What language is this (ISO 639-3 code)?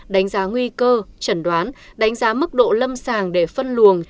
vie